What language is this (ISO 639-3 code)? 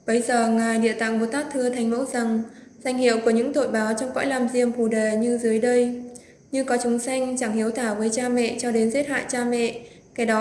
vie